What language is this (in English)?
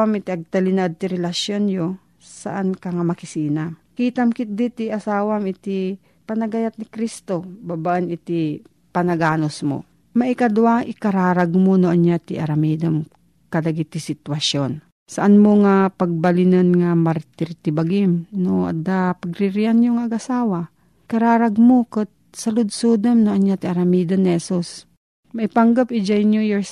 Filipino